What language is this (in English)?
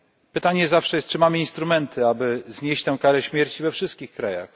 Polish